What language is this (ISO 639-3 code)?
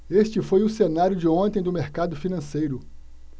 por